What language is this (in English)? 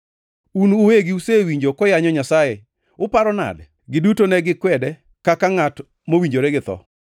Luo (Kenya and Tanzania)